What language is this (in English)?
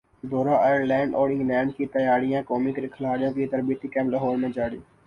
Urdu